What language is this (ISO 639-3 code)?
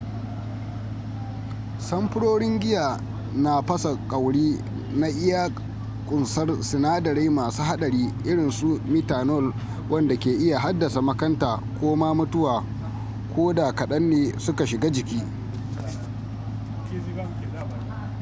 hau